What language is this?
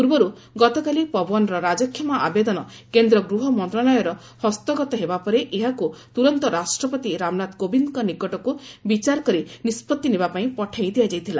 Odia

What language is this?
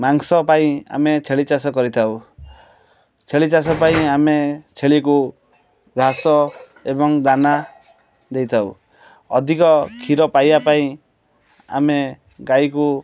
Odia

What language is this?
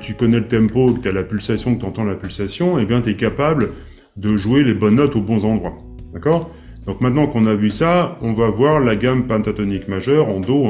French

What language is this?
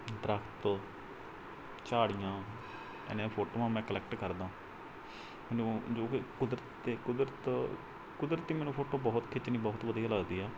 Punjabi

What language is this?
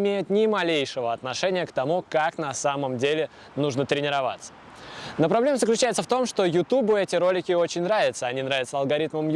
Russian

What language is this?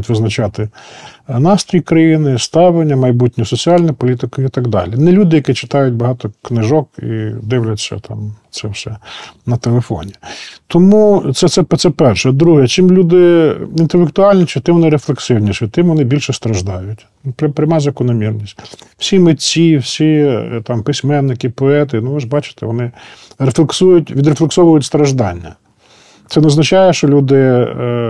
Ukrainian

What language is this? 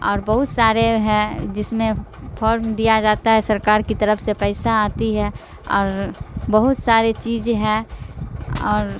Urdu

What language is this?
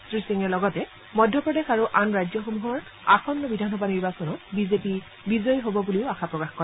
Assamese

